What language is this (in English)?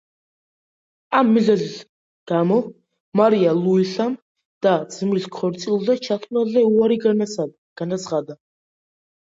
Georgian